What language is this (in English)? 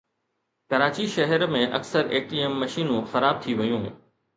Sindhi